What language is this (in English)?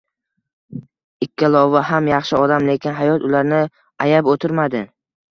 Uzbek